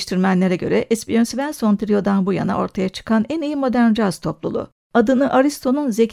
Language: Turkish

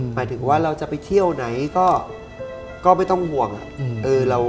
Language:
Thai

